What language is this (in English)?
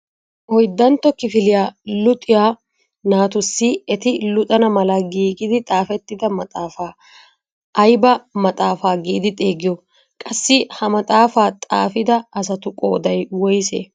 Wolaytta